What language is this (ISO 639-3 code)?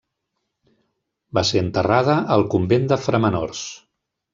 cat